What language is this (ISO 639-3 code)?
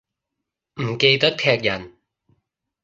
yue